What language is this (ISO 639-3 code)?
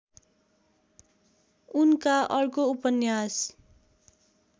nep